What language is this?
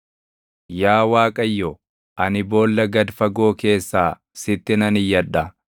Oromo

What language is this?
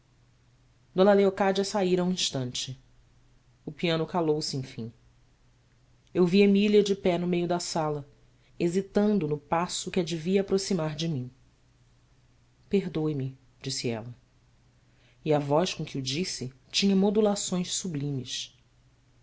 Portuguese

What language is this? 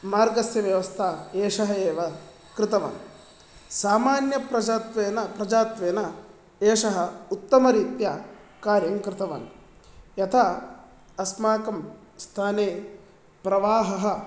Sanskrit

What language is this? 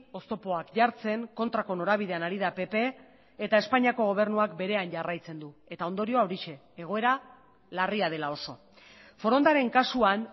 Basque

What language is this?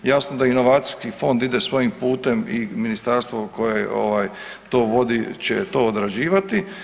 Croatian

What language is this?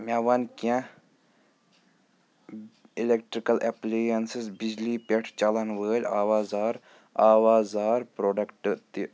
Kashmiri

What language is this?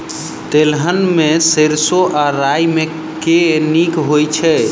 Maithili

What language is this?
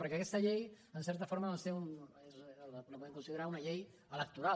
Catalan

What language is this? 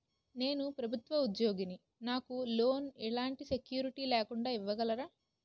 Telugu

